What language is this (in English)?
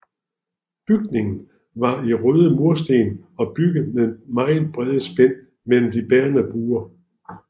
Danish